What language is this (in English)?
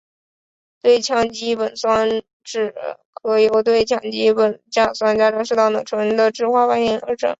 Chinese